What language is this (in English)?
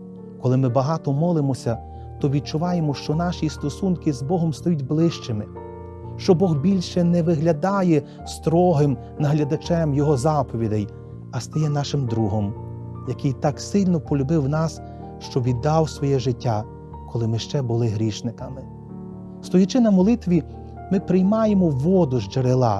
Ukrainian